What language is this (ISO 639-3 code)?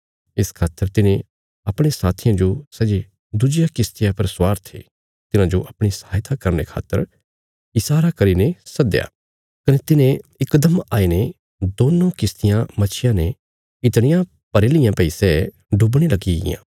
kfs